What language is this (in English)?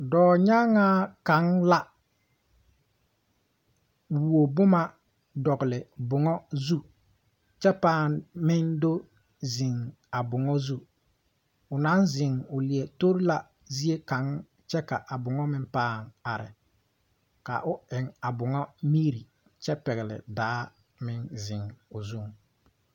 Southern Dagaare